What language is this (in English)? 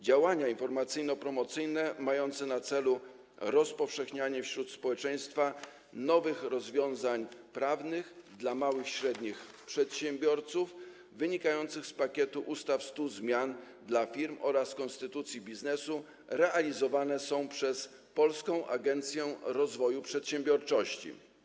Polish